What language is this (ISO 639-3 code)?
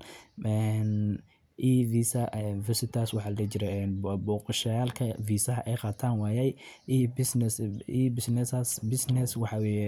som